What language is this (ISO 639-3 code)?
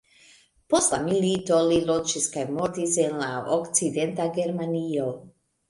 epo